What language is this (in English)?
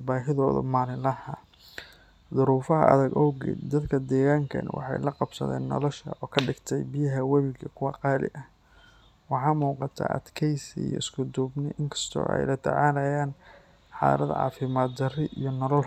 Somali